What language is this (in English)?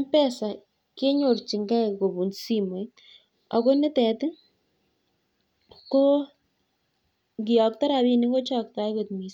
Kalenjin